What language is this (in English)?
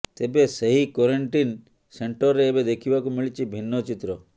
Odia